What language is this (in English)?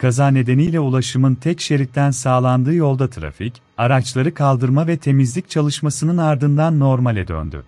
Turkish